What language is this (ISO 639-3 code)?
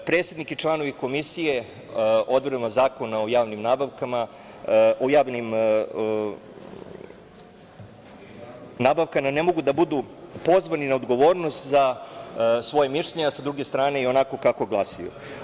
srp